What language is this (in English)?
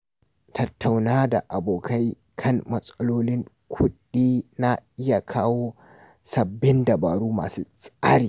Hausa